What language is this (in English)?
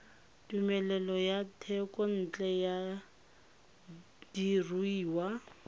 Tswana